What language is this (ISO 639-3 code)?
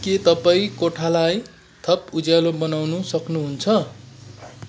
nep